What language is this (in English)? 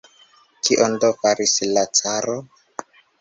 Esperanto